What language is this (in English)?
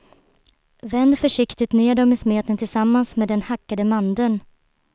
Swedish